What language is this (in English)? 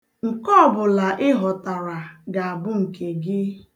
Igbo